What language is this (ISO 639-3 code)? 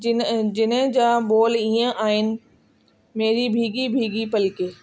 snd